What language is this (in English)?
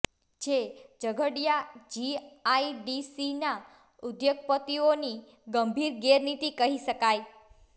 Gujarati